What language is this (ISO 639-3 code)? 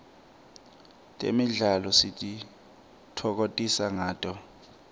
ssw